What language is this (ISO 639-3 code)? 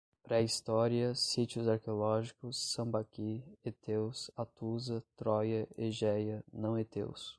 por